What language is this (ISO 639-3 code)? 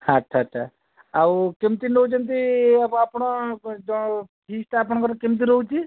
ori